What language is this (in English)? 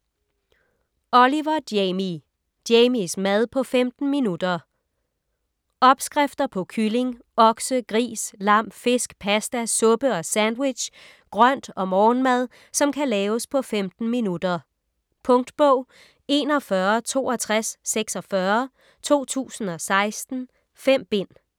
Danish